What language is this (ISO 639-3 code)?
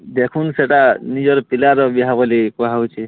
ori